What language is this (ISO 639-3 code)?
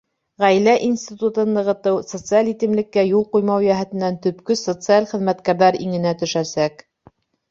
bak